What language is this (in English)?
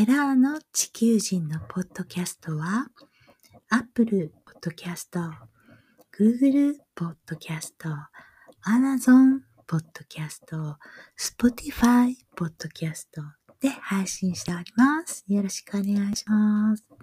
Japanese